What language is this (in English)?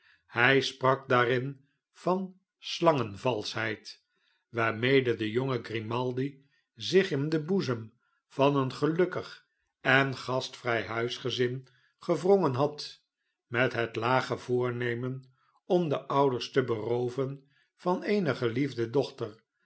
Dutch